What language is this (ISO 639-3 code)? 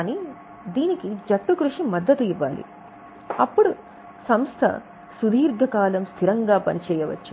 tel